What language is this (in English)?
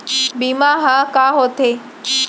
Chhattisgarhi